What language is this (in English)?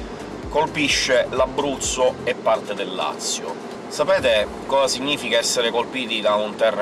Italian